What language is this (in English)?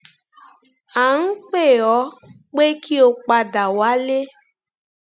Yoruba